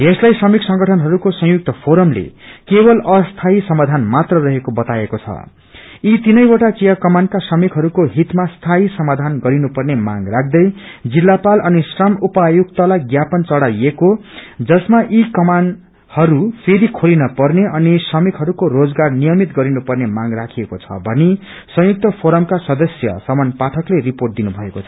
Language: Nepali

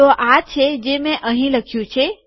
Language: Gujarati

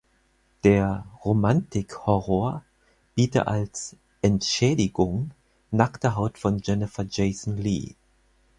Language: German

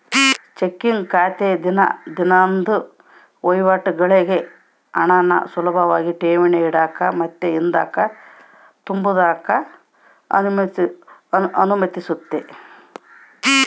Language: Kannada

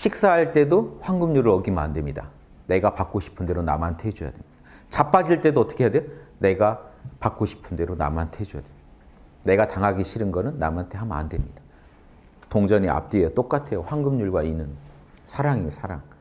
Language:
Korean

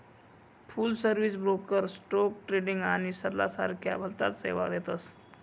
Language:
Marathi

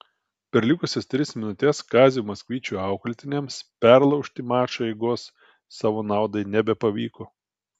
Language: Lithuanian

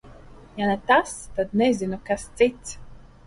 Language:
Latvian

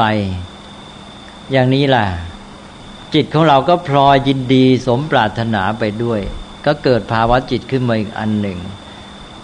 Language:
Thai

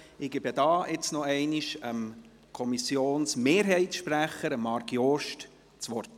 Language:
Swiss German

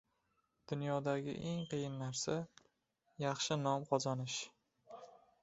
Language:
Uzbek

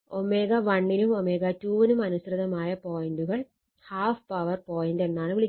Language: Malayalam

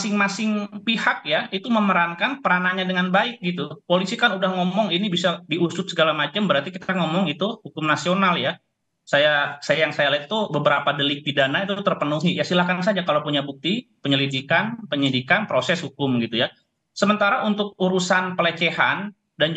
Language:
Indonesian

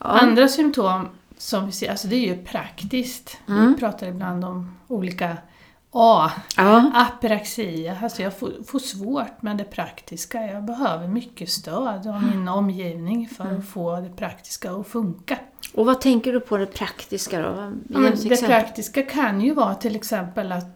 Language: Swedish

